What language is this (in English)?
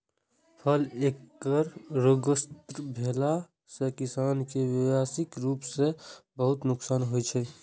Maithili